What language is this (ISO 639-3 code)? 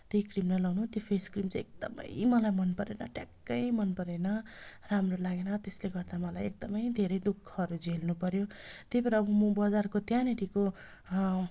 nep